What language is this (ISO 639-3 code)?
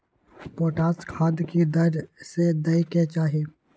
mai